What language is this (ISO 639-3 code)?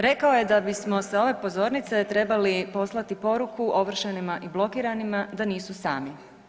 hrv